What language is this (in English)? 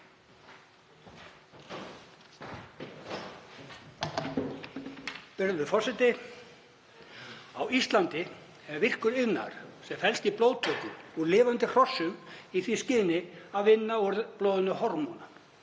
Icelandic